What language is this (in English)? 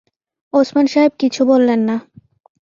Bangla